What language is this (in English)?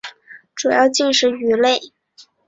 Chinese